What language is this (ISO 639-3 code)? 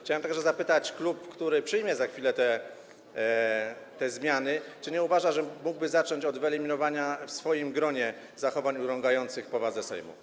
pol